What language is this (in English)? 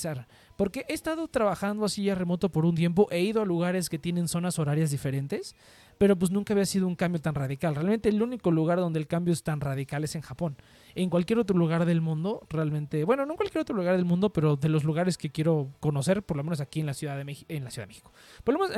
Spanish